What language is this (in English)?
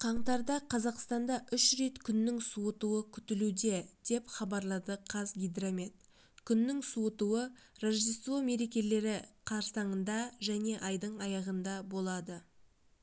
Kazakh